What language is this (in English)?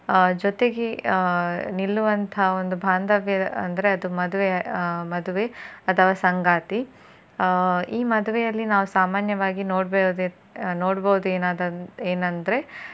Kannada